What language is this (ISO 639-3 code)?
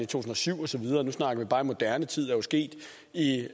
dan